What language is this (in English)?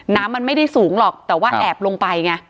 Thai